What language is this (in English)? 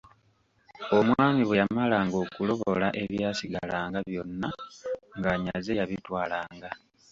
Ganda